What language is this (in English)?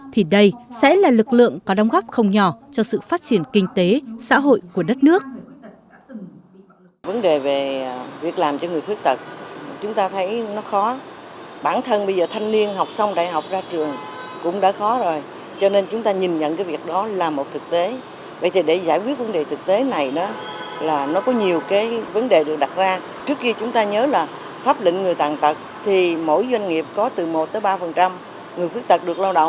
Vietnamese